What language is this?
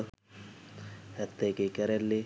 Sinhala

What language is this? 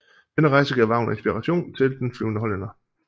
Danish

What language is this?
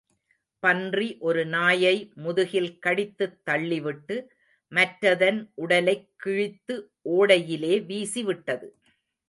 Tamil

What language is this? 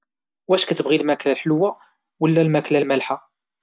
Moroccan Arabic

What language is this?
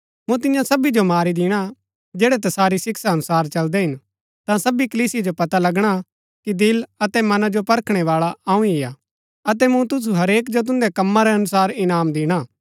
Gaddi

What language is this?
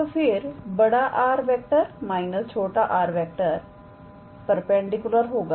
Hindi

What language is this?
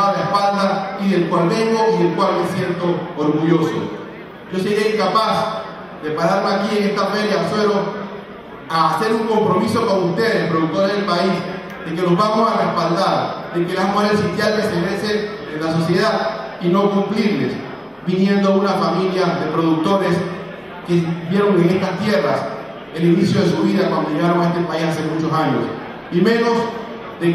Spanish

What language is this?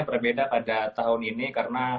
Indonesian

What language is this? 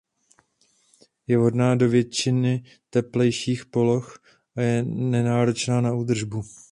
Czech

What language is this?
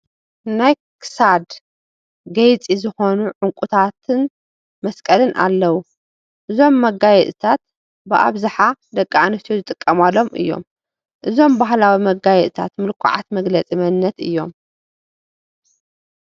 Tigrinya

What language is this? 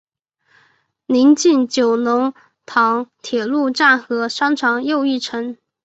Chinese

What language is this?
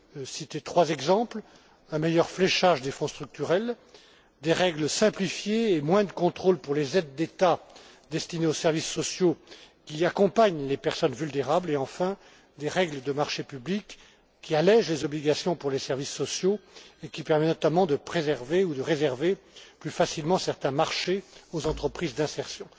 French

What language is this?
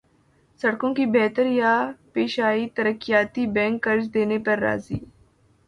Urdu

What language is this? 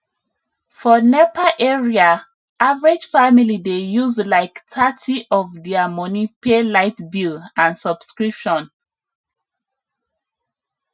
Nigerian Pidgin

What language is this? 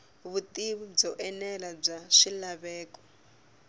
Tsonga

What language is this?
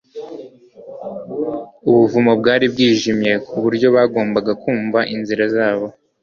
Kinyarwanda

